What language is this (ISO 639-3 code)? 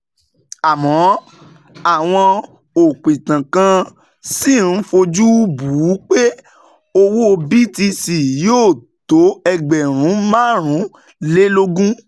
yor